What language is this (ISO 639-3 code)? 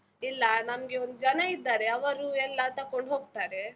kan